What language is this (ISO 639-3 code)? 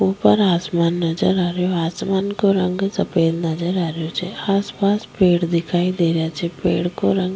raj